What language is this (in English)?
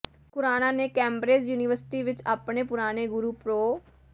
Punjabi